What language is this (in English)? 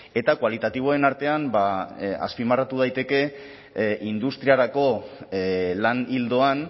Basque